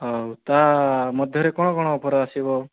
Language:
Odia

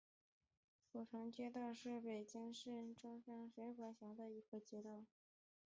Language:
Chinese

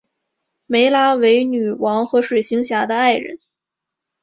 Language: Chinese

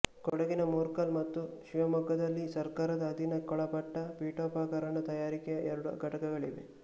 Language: Kannada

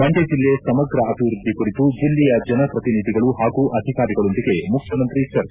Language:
Kannada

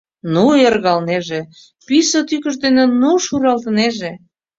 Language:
Mari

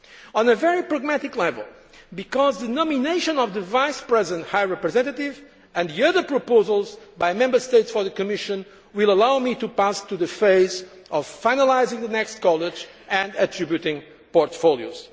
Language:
English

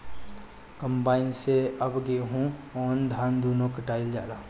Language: Bhojpuri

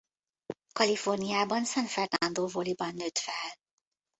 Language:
Hungarian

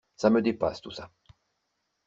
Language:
French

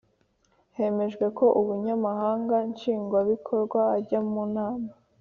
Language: Kinyarwanda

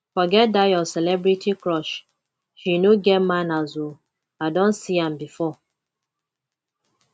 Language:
Nigerian Pidgin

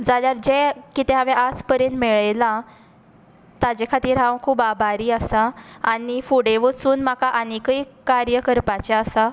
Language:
Konkani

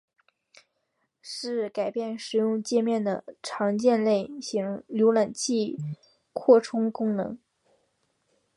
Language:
Chinese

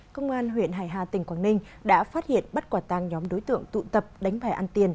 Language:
Vietnamese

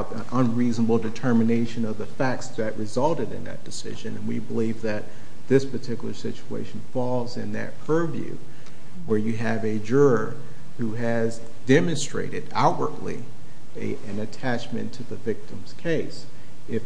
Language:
English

